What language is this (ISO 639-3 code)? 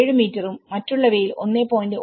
mal